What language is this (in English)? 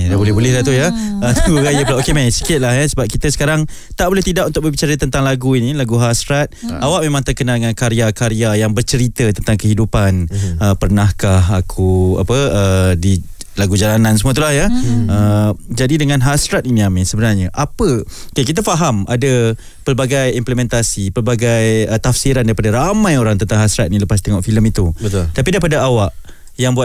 Malay